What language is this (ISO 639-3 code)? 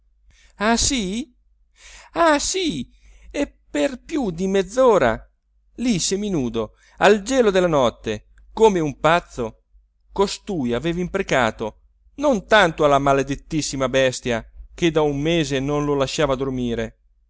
ita